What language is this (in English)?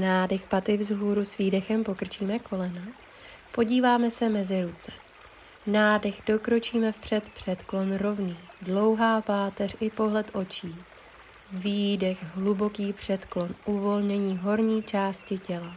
Czech